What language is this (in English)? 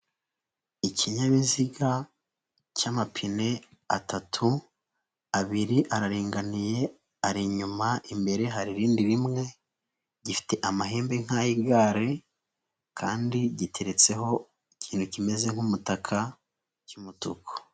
Kinyarwanda